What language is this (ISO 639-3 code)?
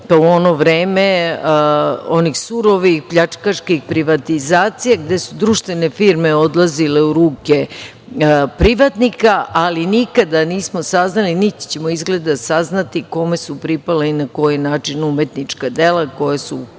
srp